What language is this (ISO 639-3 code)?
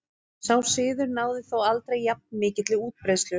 isl